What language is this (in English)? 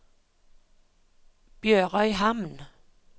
Norwegian